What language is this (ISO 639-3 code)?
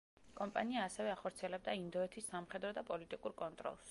kat